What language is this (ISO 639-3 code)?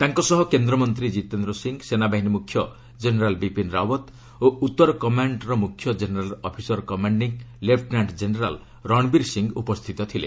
ori